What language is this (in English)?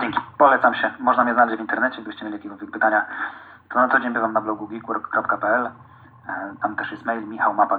Polish